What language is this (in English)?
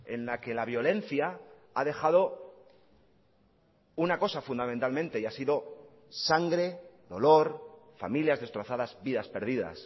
Spanish